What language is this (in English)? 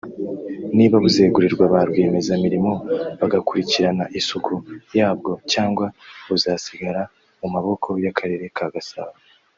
Kinyarwanda